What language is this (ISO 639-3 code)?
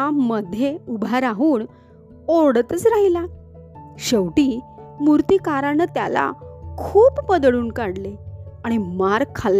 mar